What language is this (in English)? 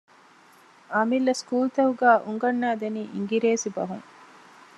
Divehi